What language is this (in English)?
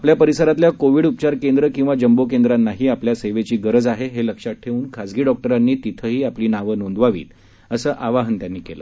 Marathi